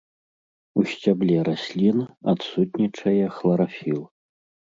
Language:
Belarusian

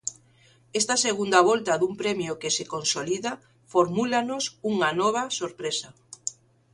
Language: Galician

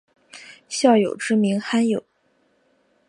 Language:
Chinese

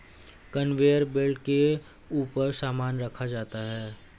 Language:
Hindi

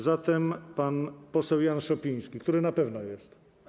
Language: Polish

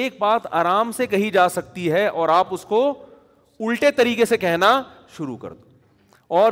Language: Urdu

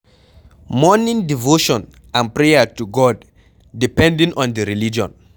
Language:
Nigerian Pidgin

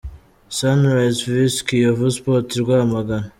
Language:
Kinyarwanda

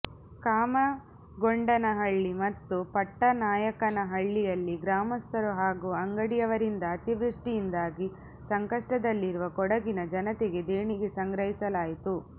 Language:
Kannada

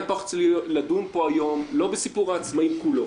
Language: Hebrew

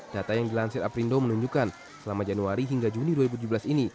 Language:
Indonesian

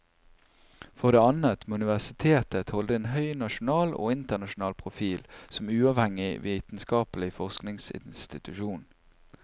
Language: Norwegian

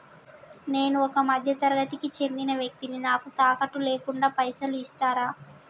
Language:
Telugu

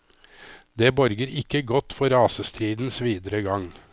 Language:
Norwegian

